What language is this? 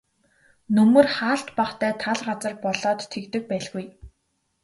Mongolian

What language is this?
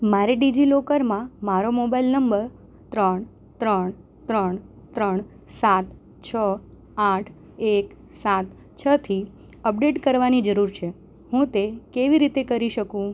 Gujarati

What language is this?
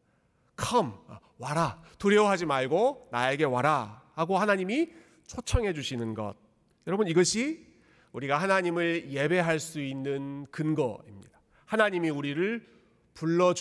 Korean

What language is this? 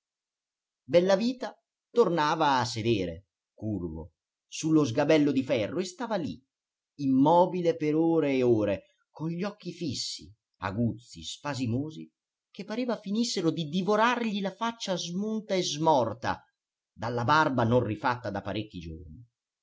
Italian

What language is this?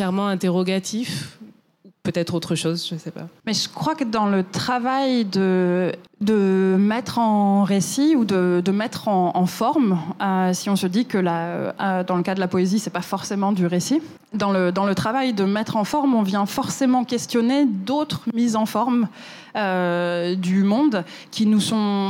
French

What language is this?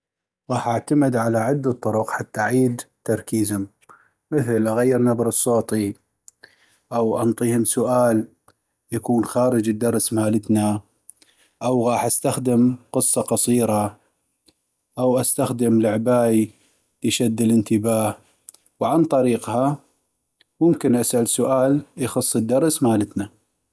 North Mesopotamian Arabic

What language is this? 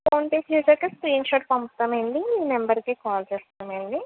Telugu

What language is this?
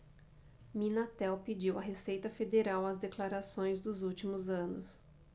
Portuguese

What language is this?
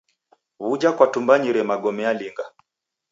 Taita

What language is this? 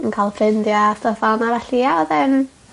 Welsh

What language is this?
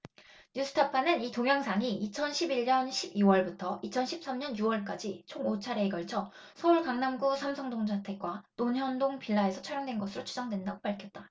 Korean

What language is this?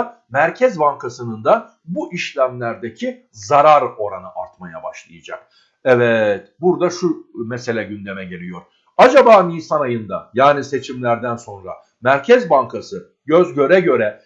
Turkish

